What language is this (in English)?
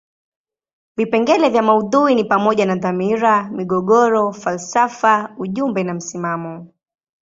Swahili